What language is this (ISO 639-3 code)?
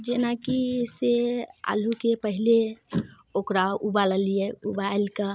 mai